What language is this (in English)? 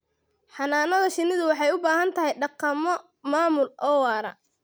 Somali